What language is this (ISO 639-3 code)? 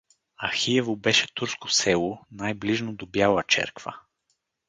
bul